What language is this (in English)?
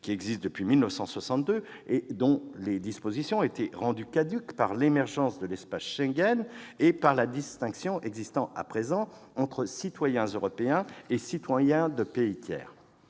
French